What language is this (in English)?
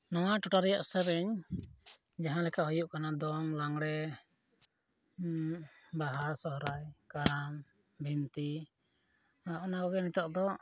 Santali